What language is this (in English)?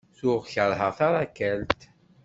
Kabyle